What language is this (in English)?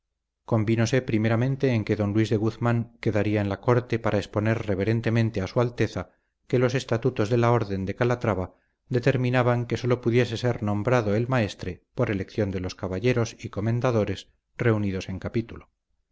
Spanish